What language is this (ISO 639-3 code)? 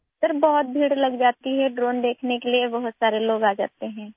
urd